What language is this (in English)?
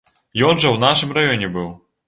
Belarusian